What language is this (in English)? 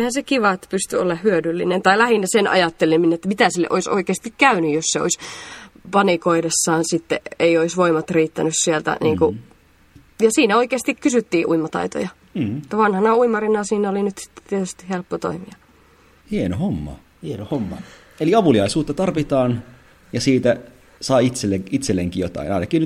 Finnish